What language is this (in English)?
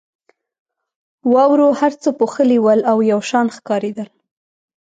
Pashto